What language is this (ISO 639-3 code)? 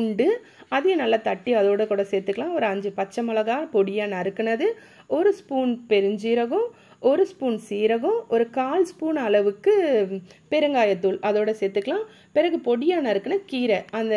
tam